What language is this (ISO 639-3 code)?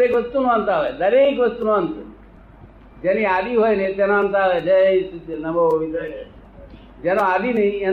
guj